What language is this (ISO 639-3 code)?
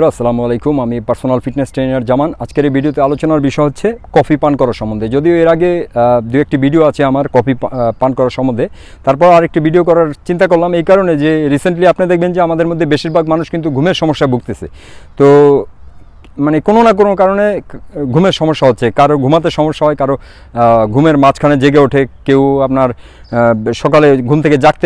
fra